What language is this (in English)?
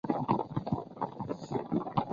Chinese